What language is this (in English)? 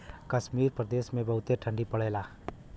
Bhojpuri